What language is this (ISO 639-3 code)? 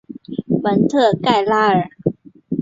zho